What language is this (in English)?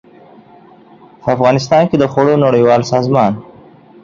Pashto